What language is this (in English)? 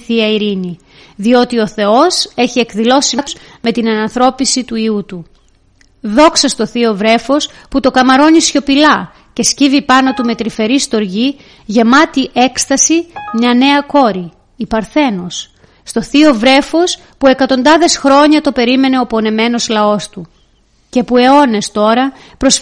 Greek